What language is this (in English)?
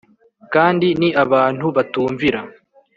Kinyarwanda